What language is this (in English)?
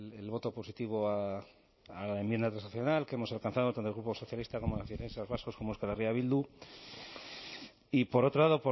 Spanish